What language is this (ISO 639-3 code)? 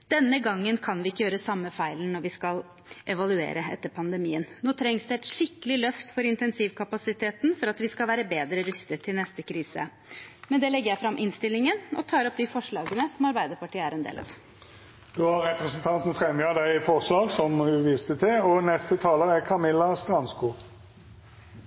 nor